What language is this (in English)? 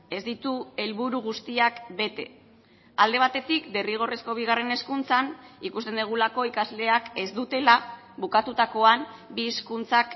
Basque